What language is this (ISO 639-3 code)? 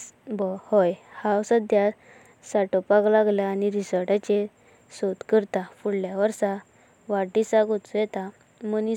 kok